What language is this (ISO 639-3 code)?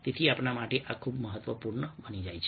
guj